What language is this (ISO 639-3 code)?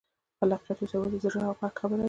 pus